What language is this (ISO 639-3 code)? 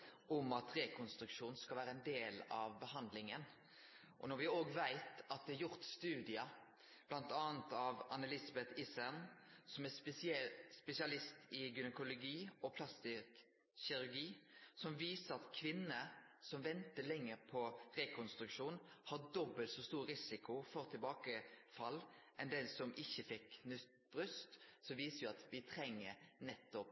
nno